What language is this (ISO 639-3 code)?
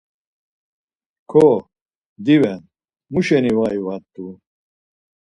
lzz